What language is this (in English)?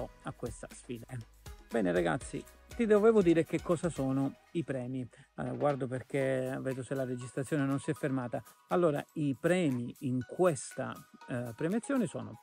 Italian